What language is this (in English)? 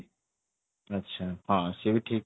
Odia